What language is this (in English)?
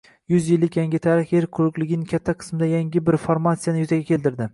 Uzbek